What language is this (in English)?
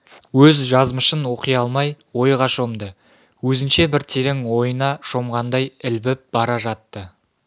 Kazakh